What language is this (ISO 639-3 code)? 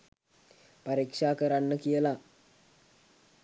sin